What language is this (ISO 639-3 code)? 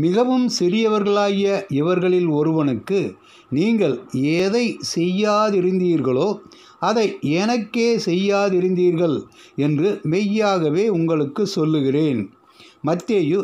jpn